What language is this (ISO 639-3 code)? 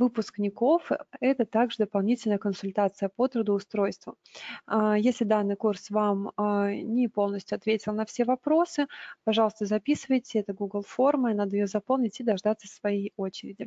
rus